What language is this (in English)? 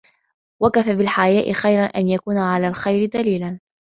Arabic